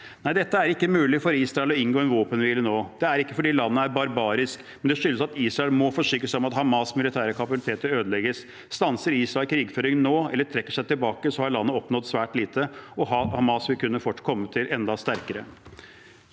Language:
Norwegian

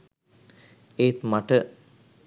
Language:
Sinhala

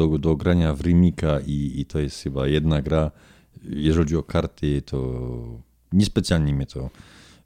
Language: Polish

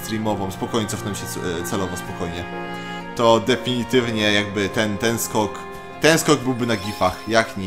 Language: Polish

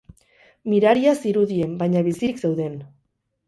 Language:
Basque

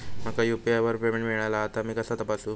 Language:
Marathi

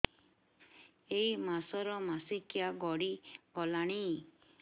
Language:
Odia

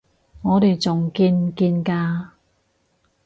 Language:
Cantonese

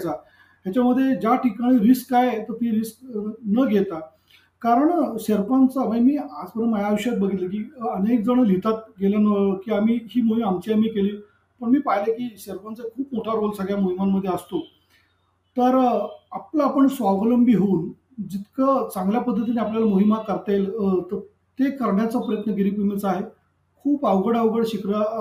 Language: Marathi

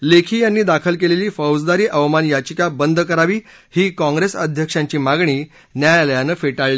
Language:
Marathi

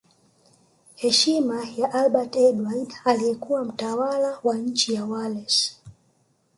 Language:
Swahili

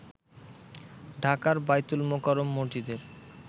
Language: Bangla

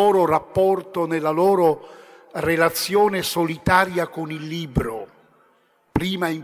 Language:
Italian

